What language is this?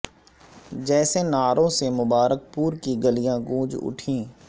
Urdu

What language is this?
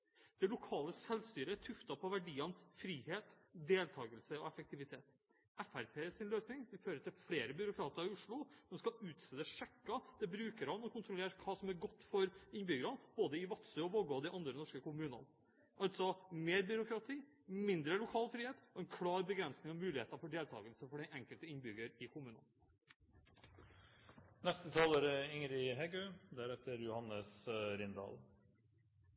Norwegian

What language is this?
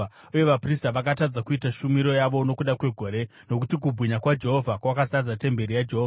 Shona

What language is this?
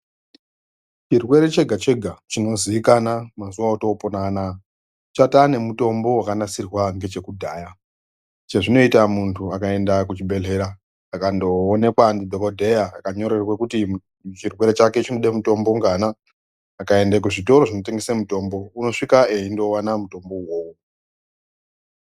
Ndau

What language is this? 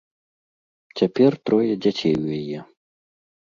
Belarusian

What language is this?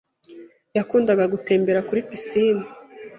Kinyarwanda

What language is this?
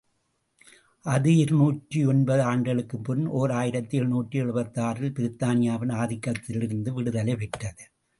Tamil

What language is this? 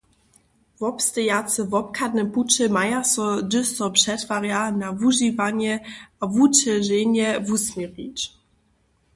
Upper Sorbian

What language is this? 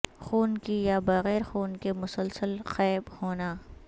Urdu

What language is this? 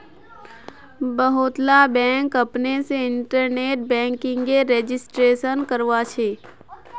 Magahi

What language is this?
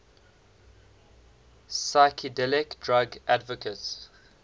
English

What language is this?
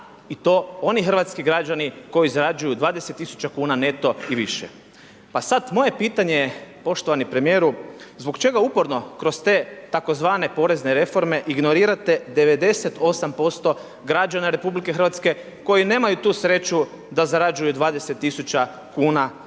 Croatian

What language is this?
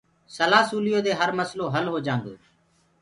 Gurgula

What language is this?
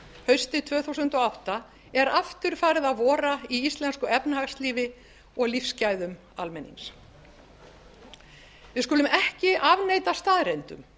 Icelandic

